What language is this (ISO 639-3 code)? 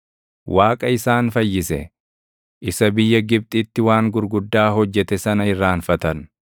orm